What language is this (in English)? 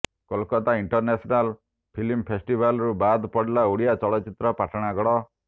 Odia